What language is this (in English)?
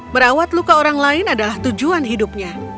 Indonesian